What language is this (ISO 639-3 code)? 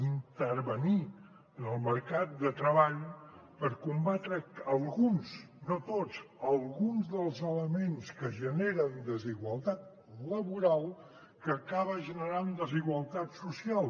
cat